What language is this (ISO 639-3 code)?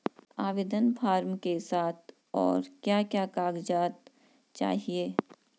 hin